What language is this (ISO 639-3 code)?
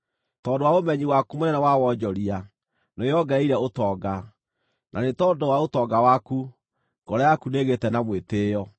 kik